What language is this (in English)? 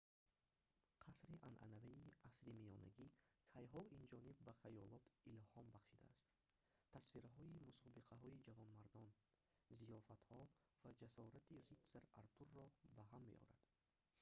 Tajik